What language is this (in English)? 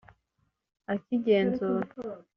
Kinyarwanda